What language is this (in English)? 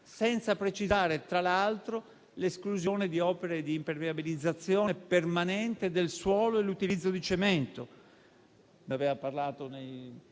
Italian